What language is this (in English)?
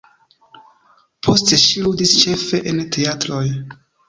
Esperanto